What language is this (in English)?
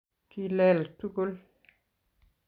Kalenjin